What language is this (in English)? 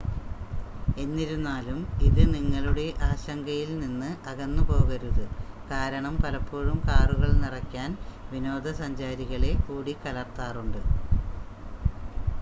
Malayalam